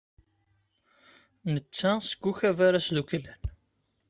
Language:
Kabyle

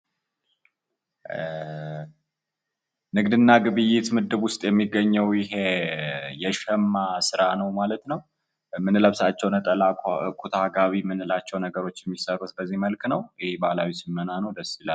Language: Amharic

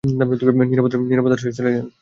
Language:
Bangla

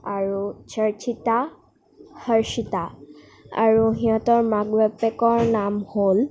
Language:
Assamese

